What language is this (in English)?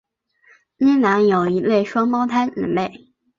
Chinese